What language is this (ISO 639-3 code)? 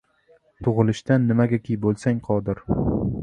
uzb